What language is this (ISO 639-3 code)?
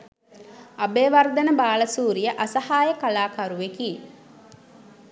sin